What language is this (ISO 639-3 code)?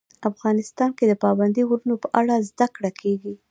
pus